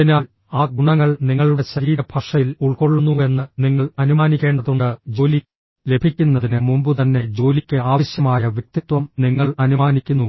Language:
Malayalam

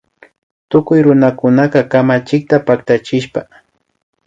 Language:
Imbabura Highland Quichua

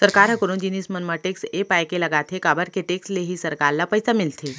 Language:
Chhattisgarhi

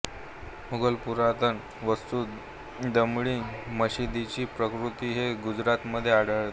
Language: Marathi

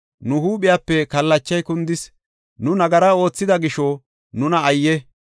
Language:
Gofa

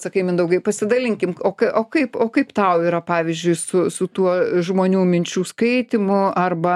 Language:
Lithuanian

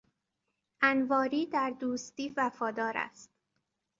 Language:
Persian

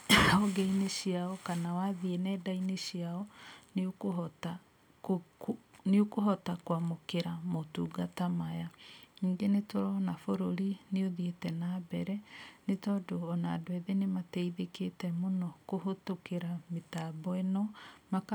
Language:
Kikuyu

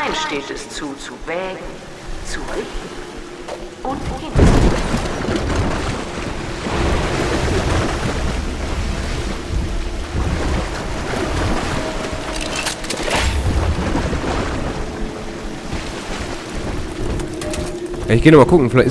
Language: German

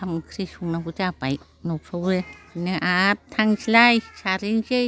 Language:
Bodo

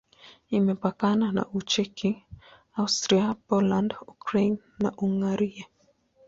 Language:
Swahili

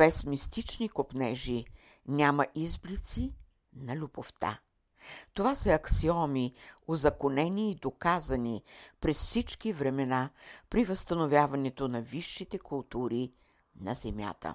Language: Bulgarian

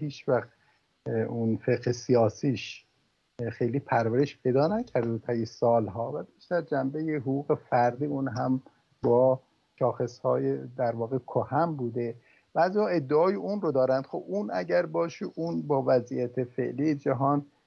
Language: Persian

